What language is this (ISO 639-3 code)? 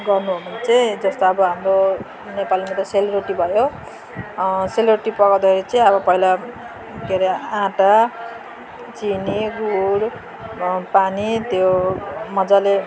nep